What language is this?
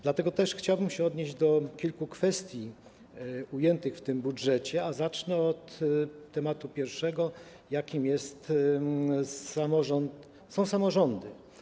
Polish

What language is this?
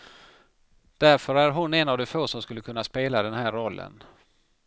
Swedish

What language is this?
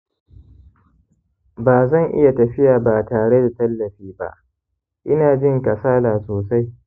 Hausa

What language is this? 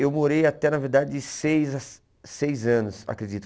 Portuguese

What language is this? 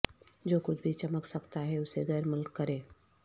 Urdu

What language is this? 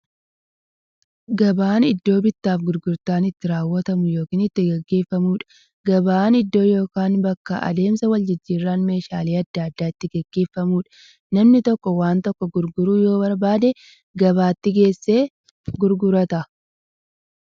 Oromo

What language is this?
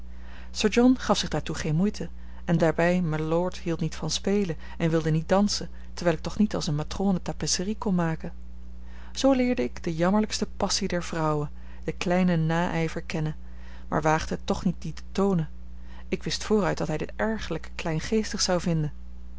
Dutch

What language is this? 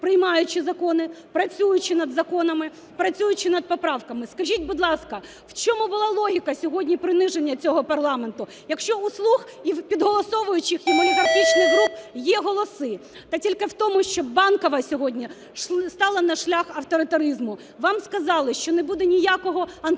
Ukrainian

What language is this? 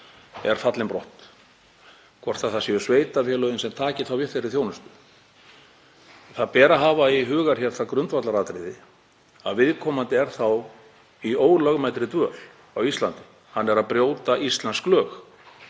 Icelandic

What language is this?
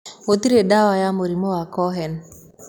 Kikuyu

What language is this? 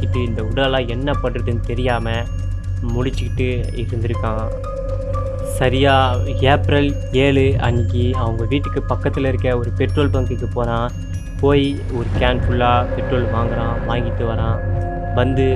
Tamil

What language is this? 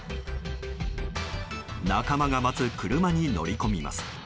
Japanese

